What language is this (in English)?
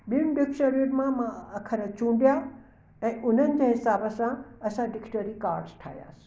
Sindhi